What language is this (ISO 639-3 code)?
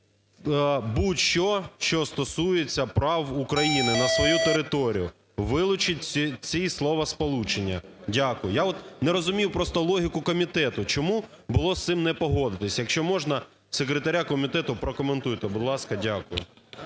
ukr